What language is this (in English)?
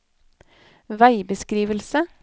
Norwegian